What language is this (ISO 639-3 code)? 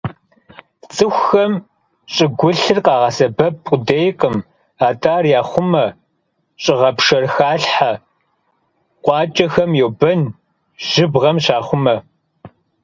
kbd